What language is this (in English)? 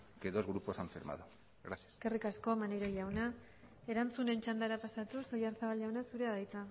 Basque